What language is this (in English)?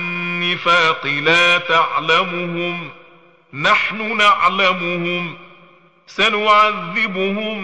Arabic